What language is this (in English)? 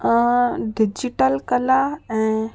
Sindhi